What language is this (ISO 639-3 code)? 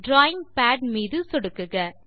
tam